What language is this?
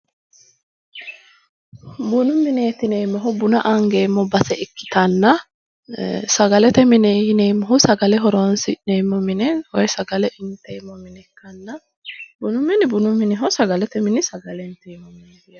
Sidamo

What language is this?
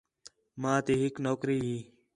Khetrani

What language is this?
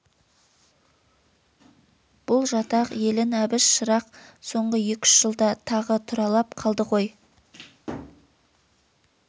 Kazakh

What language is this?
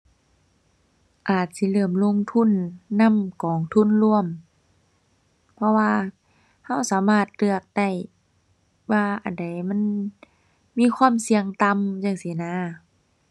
Thai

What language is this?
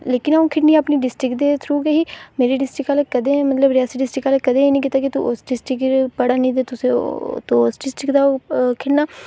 Dogri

